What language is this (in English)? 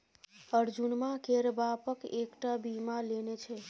Maithili